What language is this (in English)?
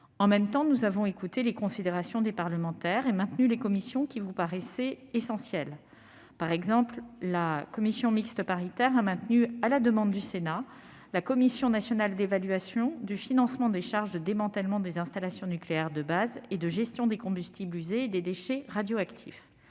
French